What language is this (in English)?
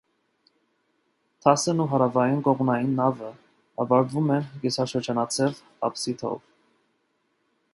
Armenian